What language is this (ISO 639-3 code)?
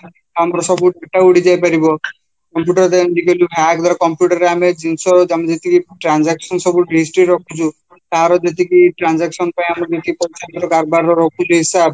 ori